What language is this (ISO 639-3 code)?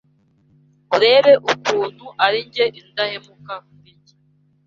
kin